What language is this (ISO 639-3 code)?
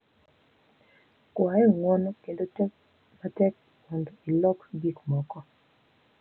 luo